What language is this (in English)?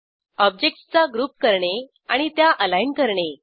Marathi